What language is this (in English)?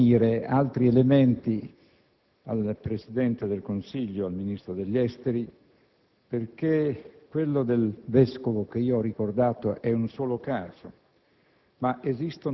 Italian